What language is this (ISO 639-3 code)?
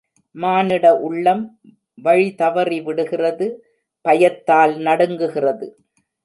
tam